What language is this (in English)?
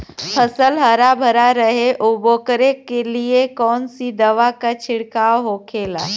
Bhojpuri